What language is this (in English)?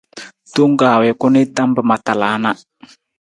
Nawdm